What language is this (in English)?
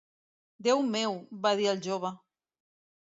Catalan